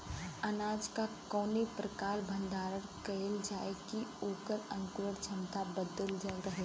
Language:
Bhojpuri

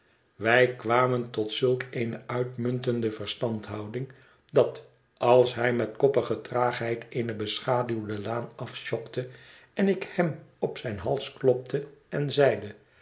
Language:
Dutch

